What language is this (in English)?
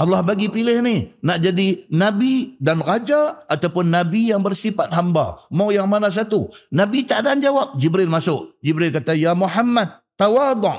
Malay